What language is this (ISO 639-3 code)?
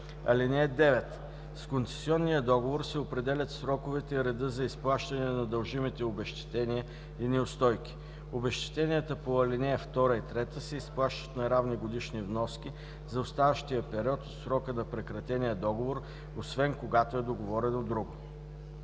bul